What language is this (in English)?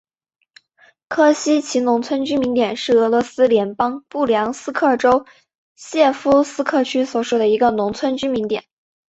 Chinese